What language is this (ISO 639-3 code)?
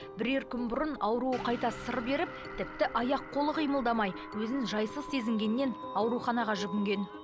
kaz